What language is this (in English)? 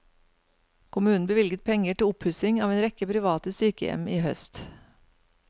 Norwegian